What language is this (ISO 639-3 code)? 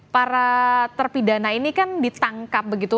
ind